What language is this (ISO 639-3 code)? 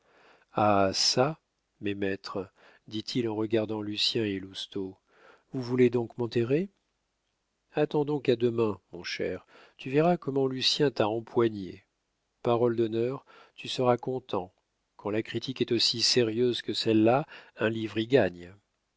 fra